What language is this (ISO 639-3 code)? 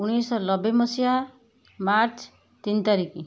ori